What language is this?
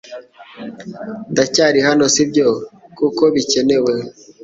Kinyarwanda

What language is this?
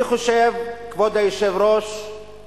Hebrew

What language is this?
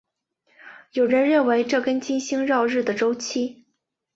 Chinese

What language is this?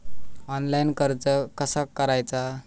Marathi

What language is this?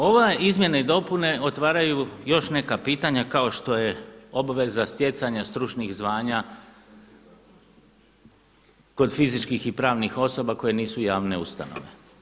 Croatian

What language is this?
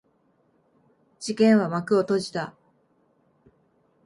Japanese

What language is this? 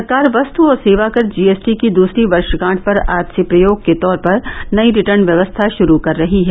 Hindi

